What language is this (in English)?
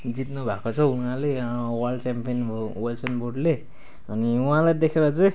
Nepali